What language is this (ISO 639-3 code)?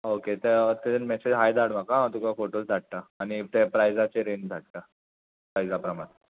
kok